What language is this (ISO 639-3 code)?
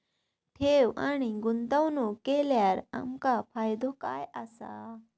mar